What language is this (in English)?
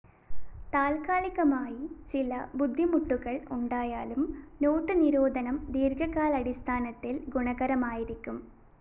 Malayalam